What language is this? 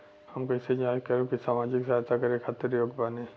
Bhojpuri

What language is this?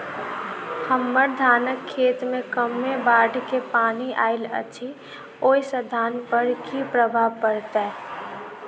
Maithili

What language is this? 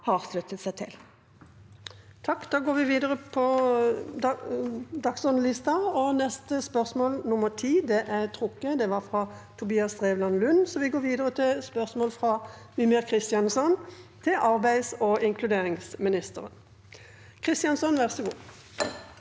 Norwegian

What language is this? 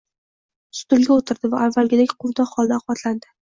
Uzbek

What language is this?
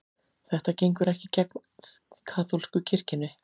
Icelandic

